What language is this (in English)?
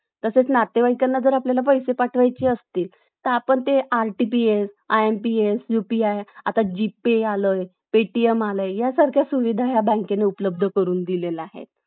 Marathi